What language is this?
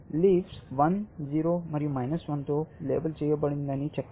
Telugu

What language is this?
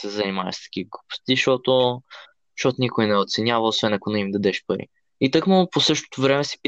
Bulgarian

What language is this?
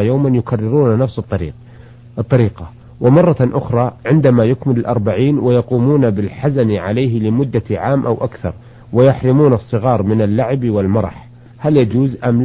Arabic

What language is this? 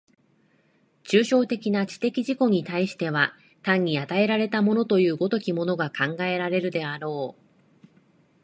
Japanese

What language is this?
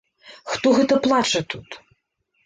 Belarusian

